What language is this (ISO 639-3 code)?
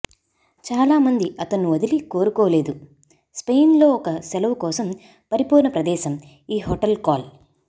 tel